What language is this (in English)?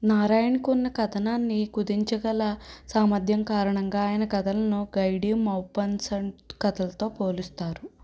Telugu